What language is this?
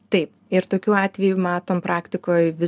Lithuanian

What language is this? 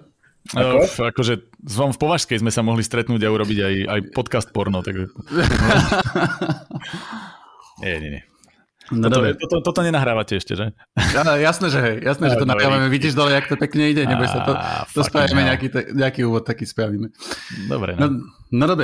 Slovak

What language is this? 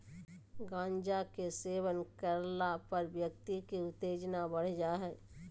Magahi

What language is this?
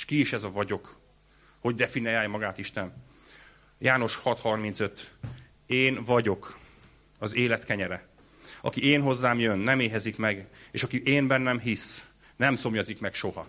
Hungarian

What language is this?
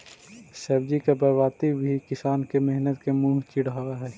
Magahi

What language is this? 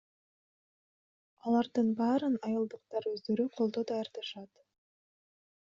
Kyrgyz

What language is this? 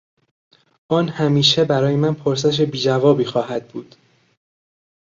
Persian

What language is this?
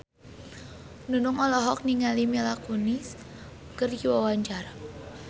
Sundanese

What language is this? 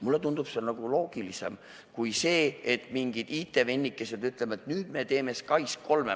Estonian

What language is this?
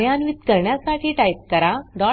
Marathi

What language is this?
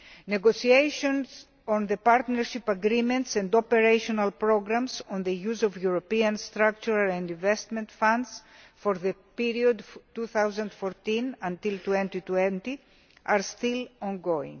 English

